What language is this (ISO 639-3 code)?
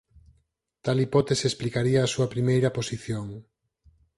glg